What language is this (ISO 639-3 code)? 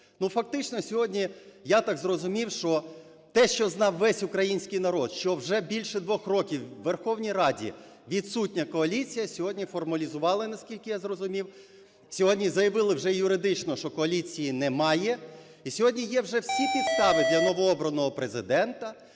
ukr